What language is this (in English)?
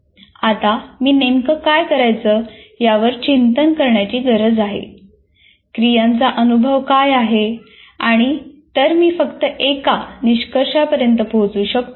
Marathi